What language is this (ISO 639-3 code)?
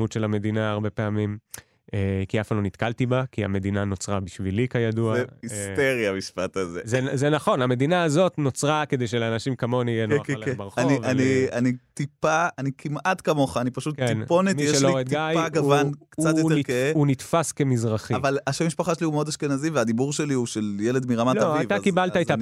heb